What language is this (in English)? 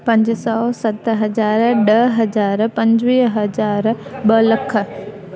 Sindhi